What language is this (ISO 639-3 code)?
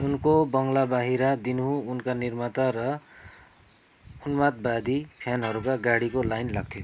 nep